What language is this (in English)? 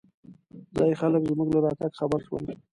Pashto